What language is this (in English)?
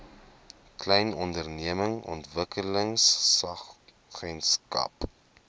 Afrikaans